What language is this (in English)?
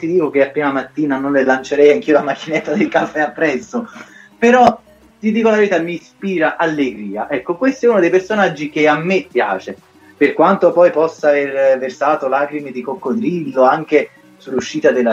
Italian